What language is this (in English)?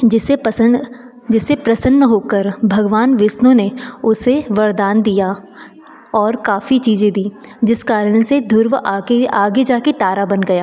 Hindi